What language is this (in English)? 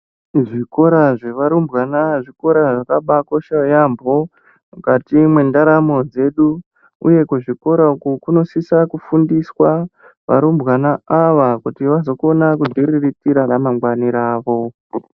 Ndau